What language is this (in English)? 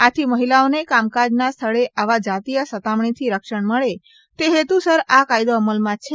Gujarati